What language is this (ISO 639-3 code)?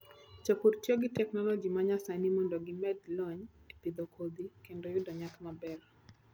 luo